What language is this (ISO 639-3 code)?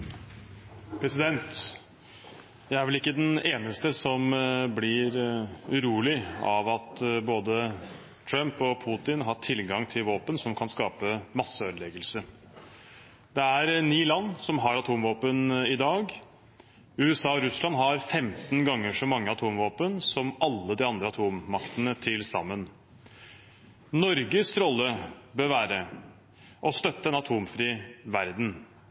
nob